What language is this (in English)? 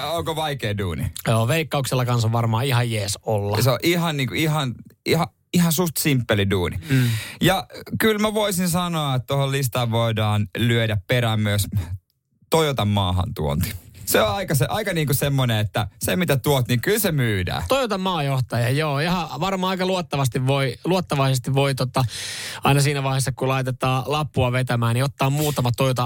Finnish